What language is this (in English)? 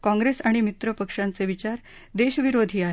Marathi